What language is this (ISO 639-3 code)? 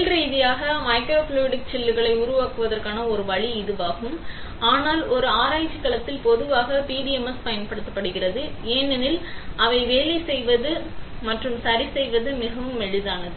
tam